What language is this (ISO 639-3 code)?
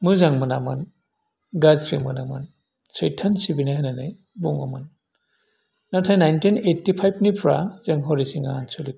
brx